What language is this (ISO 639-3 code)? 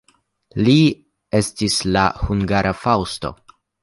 epo